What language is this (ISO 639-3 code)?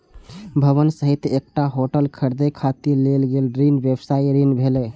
mai